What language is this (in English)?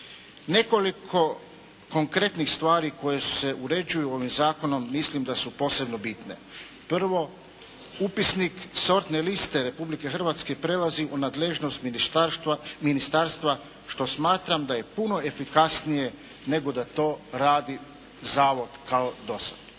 Croatian